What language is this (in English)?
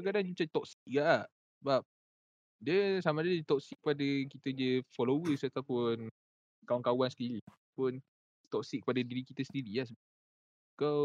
Malay